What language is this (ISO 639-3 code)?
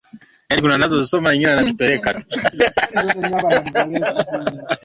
swa